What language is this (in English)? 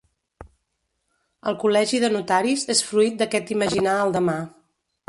Catalan